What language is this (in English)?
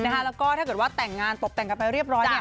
Thai